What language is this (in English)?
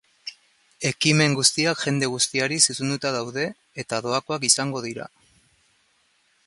Basque